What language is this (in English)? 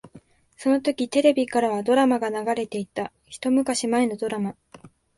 Japanese